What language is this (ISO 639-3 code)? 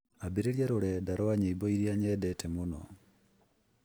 kik